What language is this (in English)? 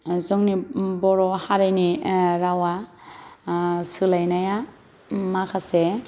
Bodo